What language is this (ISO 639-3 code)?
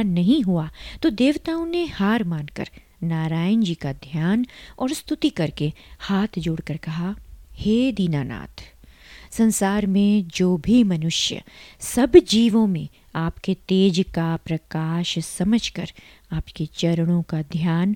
hin